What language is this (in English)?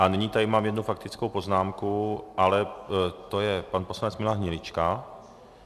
Czech